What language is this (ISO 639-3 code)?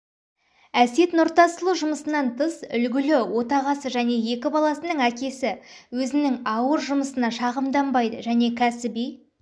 kaz